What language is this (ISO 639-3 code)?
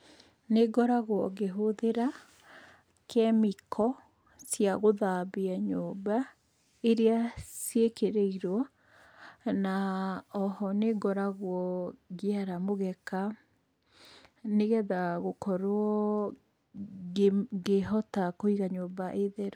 kik